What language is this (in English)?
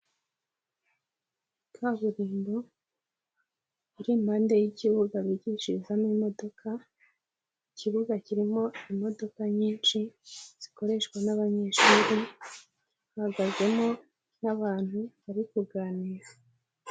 Kinyarwanda